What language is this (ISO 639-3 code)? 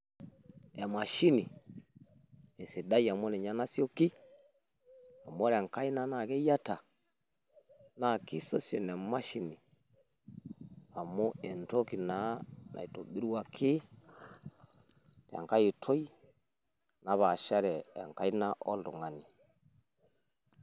mas